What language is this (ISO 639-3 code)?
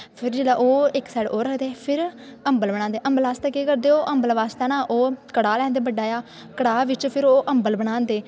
doi